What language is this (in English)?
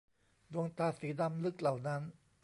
Thai